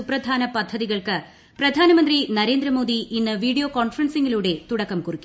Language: Malayalam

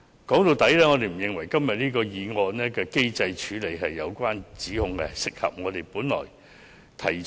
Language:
Cantonese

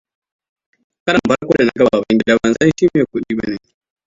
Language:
Hausa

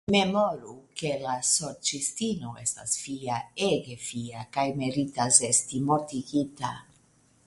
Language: Esperanto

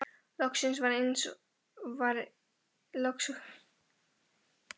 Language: Icelandic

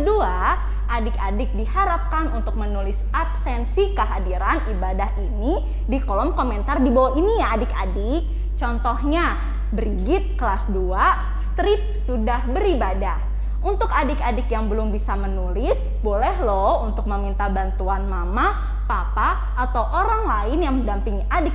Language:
Indonesian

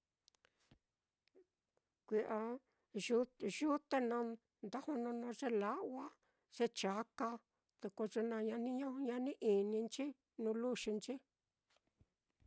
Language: Mitlatongo Mixtec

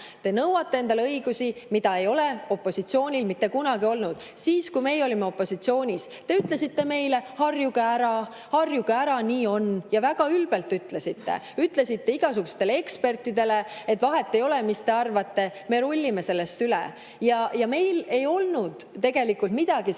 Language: Estonian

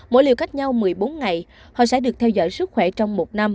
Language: Vietnamese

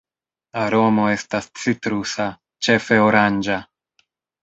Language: Esperanto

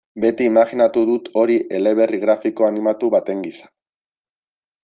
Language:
Basque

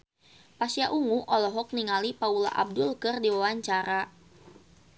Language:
Sundanese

